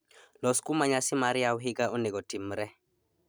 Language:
Luo (Kenya and Tanzania)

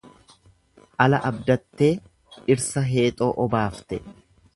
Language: Oromo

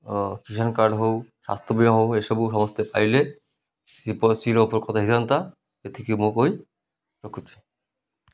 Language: Odia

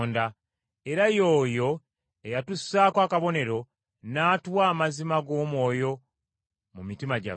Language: Ganda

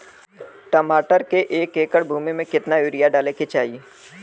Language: Bhojpuri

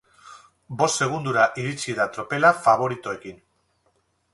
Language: Basque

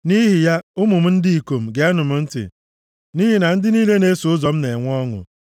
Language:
Igbo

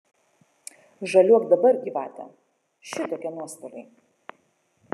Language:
Lithuanian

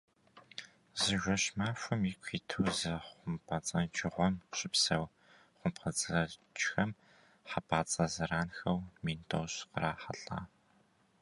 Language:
Kabardian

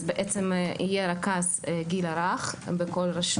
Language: Hebrew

